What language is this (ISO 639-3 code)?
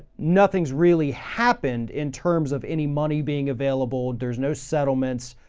eng